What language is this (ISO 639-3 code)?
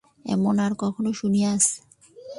ben